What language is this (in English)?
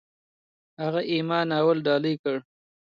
Pashto